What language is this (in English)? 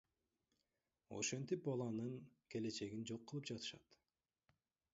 Kyrgyz